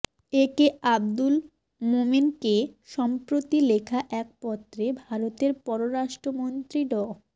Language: Bangla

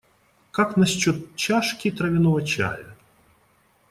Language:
Russian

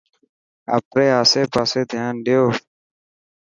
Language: Dhatki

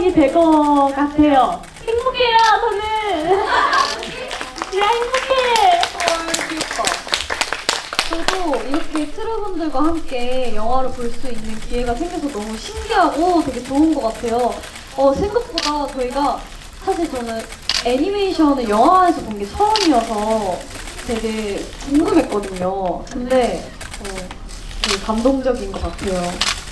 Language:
Korean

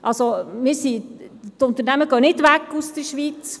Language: Swiss German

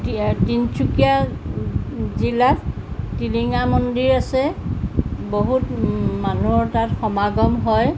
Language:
Assamese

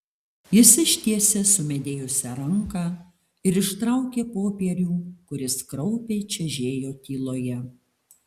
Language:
Lithuanian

